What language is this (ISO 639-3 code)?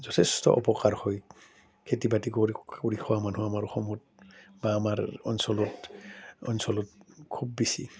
asm